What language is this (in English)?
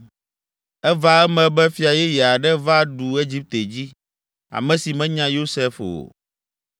Ewe